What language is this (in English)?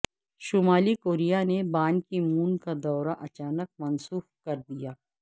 Urdu